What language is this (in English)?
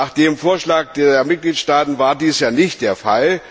German